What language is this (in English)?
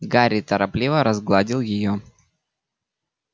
Russian